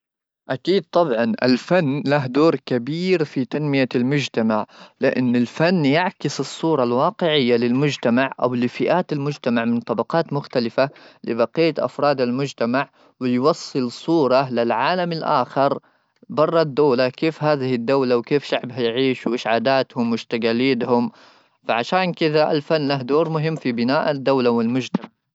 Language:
Gulf Arabic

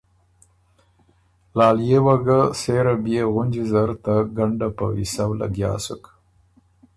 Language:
Ormuri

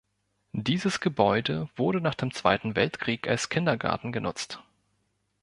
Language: German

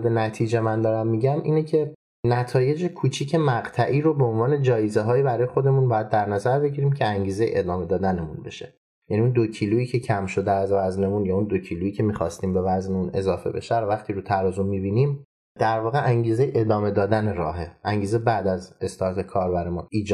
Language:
Persian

